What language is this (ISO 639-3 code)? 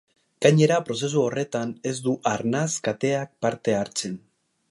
eus